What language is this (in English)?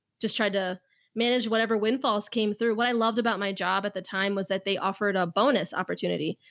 English